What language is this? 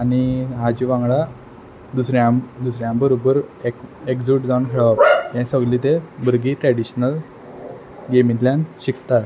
Konkani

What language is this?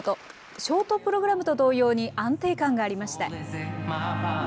Japanese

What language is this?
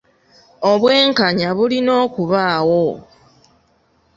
Ganda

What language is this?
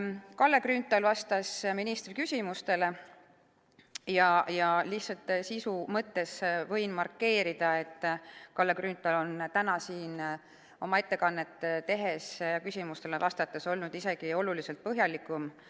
Estonian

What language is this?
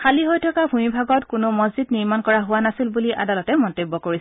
Assamese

